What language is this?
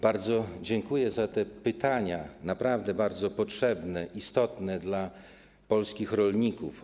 Polish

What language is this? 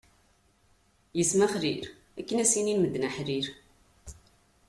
Kabyle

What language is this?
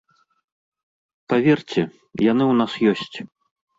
Belarusian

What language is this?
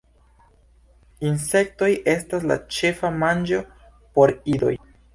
Esperanto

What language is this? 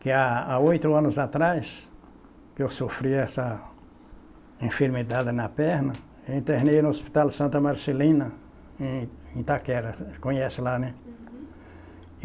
Portuguese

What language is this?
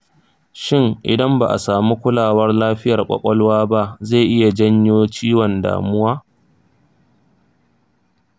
Hausa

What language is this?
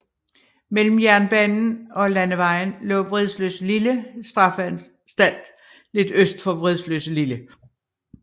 Danish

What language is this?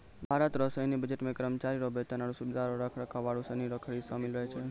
Maithili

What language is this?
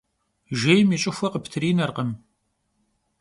Kabardian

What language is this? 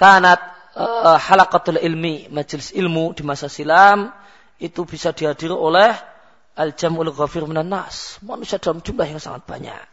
Malay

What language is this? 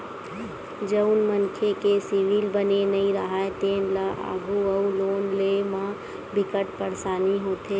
Chhattisgarhi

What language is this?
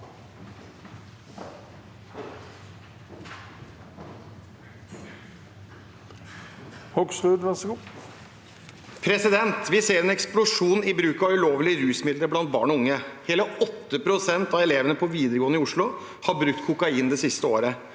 Norwegian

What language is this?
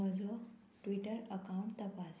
Konkani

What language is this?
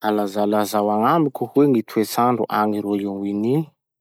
Masikoro Malagasy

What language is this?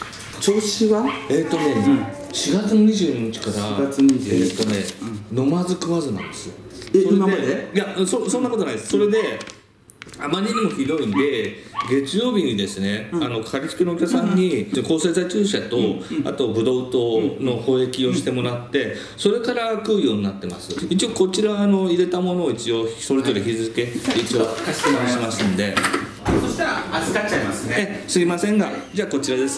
Japanese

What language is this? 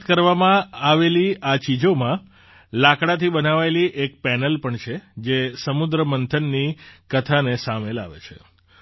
Gujarati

